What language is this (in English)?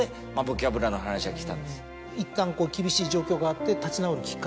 Japanese